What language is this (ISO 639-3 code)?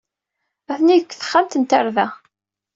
kab